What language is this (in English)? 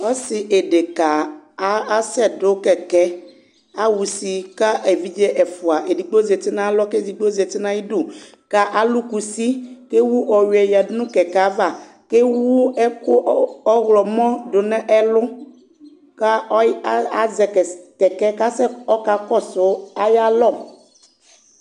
Ikposo